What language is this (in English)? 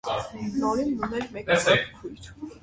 Armenian